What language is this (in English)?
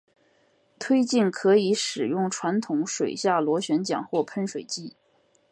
Chinese